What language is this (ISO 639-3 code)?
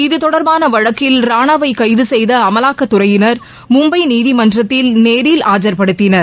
tam